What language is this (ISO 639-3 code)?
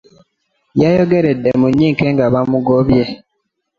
lug